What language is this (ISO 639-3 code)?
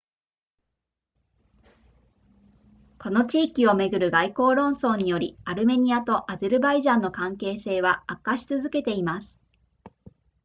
jpn